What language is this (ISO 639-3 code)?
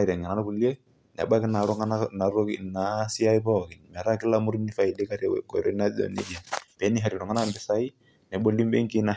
mas